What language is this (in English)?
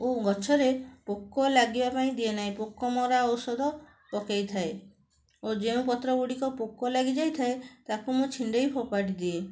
Odia